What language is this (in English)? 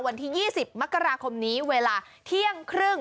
Thai